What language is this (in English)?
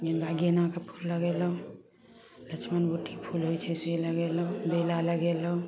Maithili